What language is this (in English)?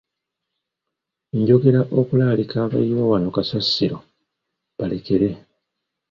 Ganda